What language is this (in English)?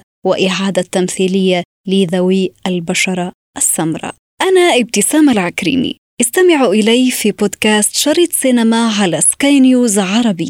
Arabic